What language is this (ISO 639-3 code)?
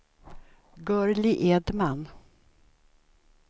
swe